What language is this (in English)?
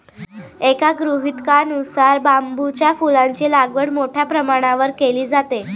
Marathi